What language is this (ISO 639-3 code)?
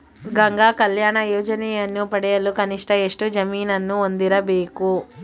kan